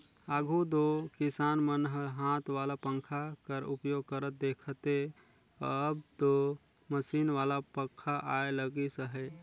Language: Chhattisgarhi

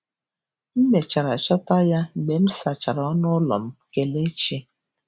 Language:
Igbo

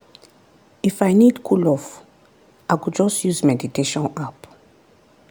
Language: Nigerian Pidgin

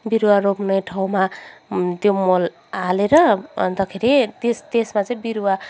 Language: Nepali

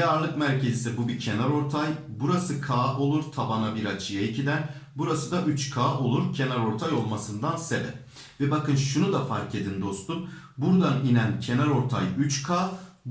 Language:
Turkish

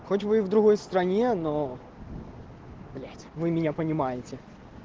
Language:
Russian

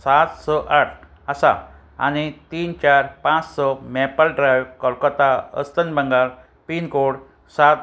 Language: Konkani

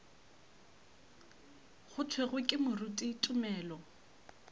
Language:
Northern Sotho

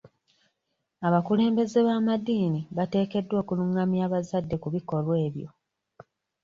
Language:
Ganda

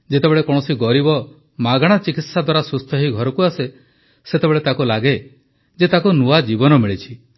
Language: Odia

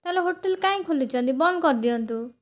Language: Odia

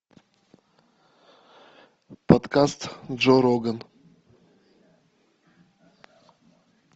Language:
Russian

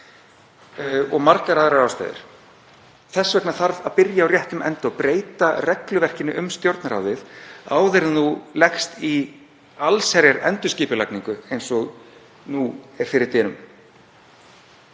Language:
Icelandic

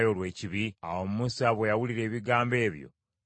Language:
Ganda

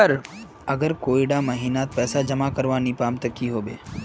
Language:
Magahi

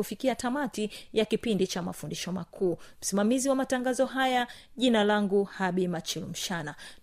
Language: Swahili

